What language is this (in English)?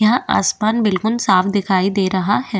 Hindi